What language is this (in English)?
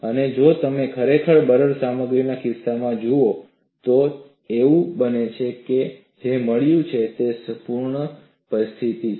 Gujarati